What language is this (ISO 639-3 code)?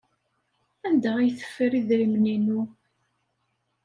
kab